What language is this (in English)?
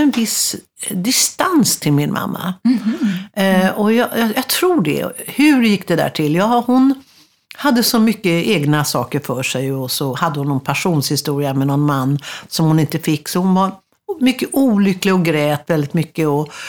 Swedish